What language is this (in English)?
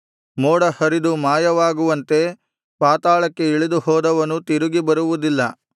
Kannada